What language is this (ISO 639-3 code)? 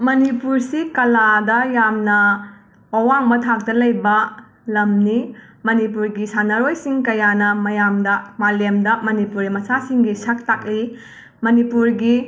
mni